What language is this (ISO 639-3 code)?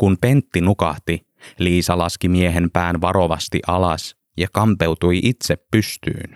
fin